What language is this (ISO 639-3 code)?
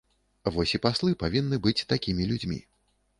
bel